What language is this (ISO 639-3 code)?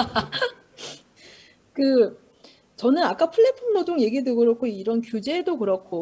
kor